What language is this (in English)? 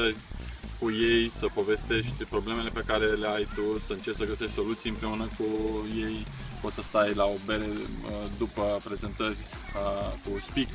Romanian